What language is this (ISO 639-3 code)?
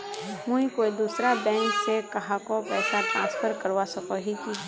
mag